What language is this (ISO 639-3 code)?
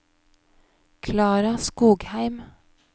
nor